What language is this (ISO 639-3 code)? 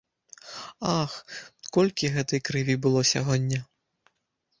bel